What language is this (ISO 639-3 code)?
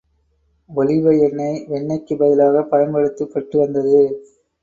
tam